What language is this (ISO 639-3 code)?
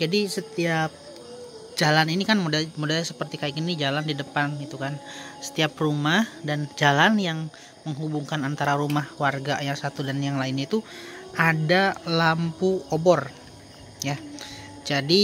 ind